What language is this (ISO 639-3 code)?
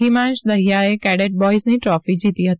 guj